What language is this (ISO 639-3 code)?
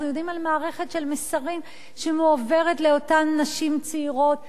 heb